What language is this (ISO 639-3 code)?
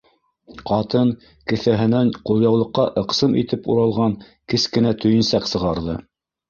bak